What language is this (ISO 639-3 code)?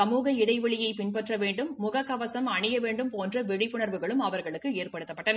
tam